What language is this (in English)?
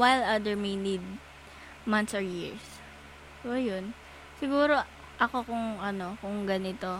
Filipino